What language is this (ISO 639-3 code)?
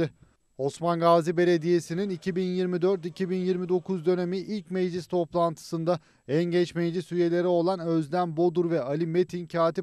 tur